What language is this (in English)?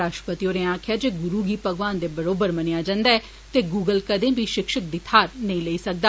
Dogri